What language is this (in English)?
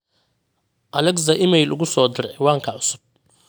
Somali